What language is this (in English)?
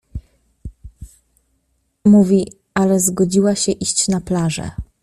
Polish